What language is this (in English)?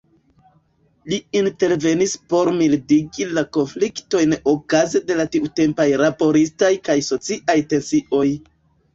Esperanto